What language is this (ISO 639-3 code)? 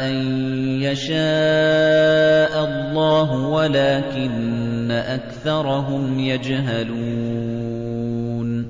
ara